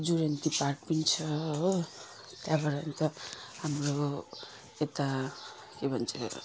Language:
Nepali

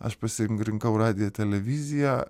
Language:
Lithuanian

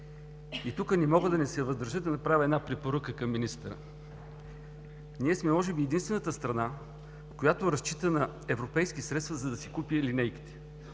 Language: Bulgarian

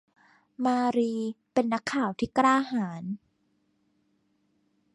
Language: Thai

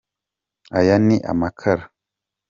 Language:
Kinyarwanda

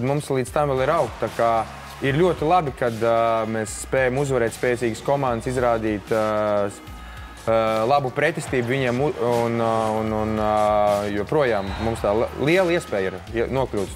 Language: Latvian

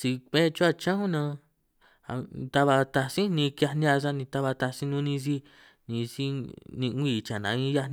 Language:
San Martín Itunyoso Triqui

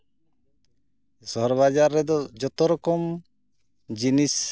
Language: Santali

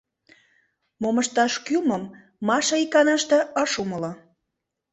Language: Mari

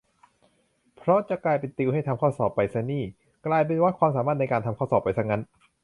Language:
Thai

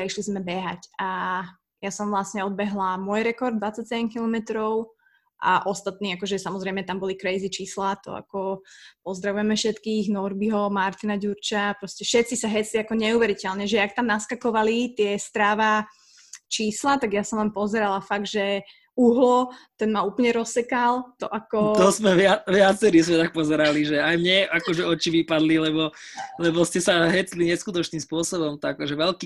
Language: Slovak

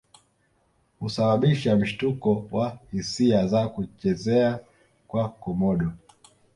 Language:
Swahili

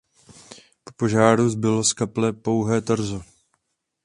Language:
Czech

